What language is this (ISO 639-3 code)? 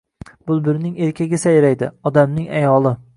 uzb